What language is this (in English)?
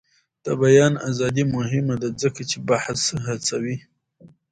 Pashto